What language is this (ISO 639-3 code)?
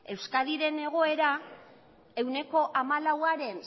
eus